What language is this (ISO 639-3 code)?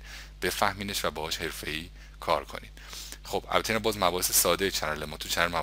fas